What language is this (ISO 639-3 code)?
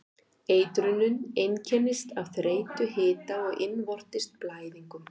isl